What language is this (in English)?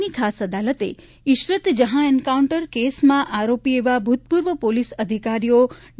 Gujarati